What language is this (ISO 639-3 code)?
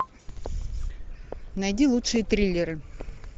rus